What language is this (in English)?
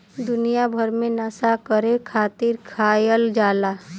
Bhojpuri